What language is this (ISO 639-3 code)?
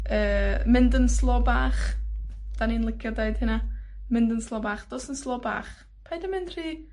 cym